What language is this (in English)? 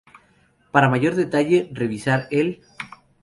Spanish